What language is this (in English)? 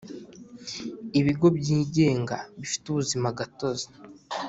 Kinyarwanda